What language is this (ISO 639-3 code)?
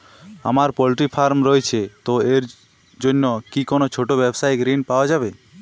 ben